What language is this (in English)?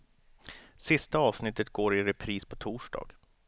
Swedish